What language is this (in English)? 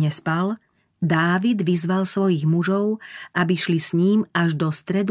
Slovak